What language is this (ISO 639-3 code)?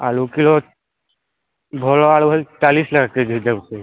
ori